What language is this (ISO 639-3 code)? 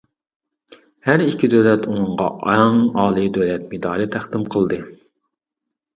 uig